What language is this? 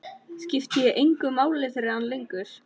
Icelandic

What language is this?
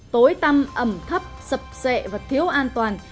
Vietnamese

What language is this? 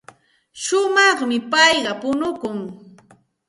Santa Ana de Tusi Pasco Quechua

